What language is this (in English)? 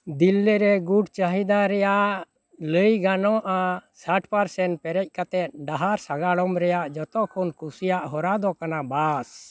Santali